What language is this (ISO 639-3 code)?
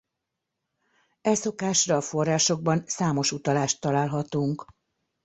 hun